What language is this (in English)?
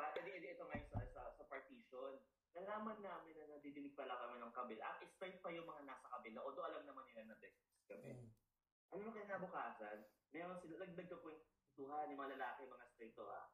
Filipino